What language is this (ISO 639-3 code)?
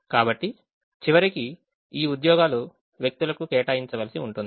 tel